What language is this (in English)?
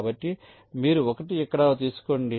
Telugu